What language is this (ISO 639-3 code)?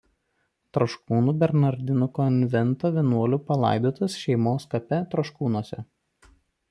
lit